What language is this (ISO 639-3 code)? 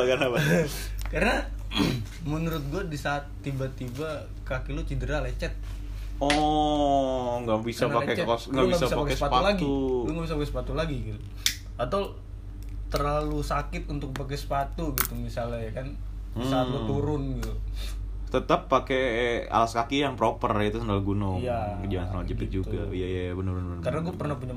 ind